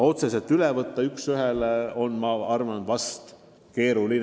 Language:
Estonian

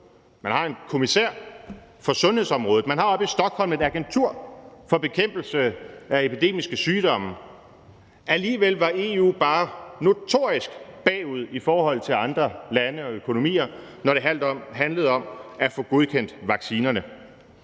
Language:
Danish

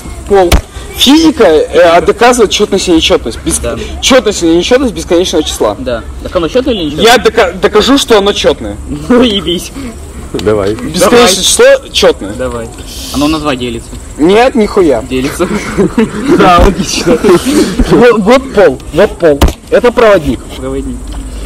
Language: Russian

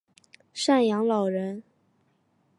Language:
Chinese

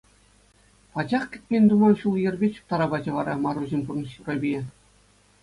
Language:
Chuvash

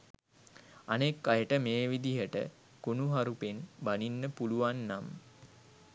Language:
Sinhala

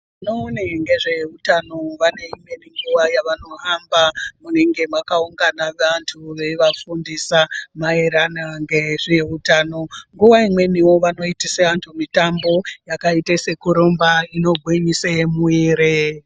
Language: Ndau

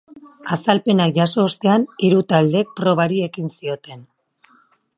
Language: Basque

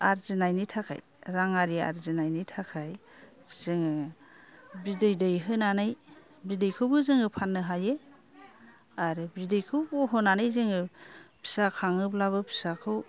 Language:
Bodo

